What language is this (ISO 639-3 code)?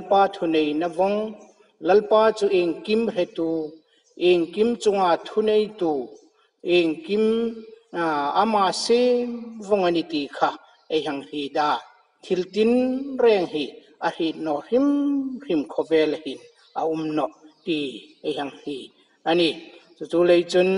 tha